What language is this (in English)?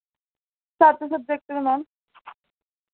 Dogri